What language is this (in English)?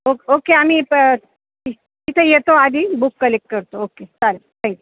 Marathi